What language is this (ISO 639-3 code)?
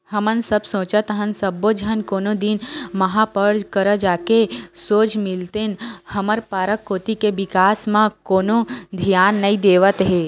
hne